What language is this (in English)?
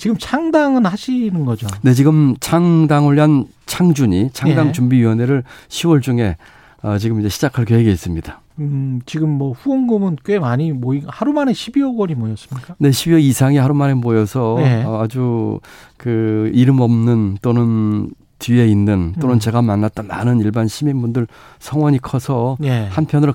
Korean